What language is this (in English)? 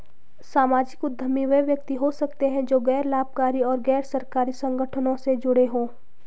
Hindi